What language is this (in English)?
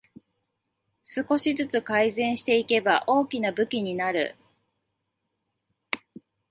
Japanese